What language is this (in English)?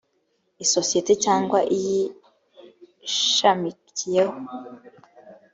Kinyarwanda